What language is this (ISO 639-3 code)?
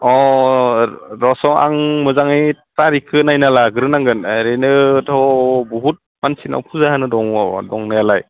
brx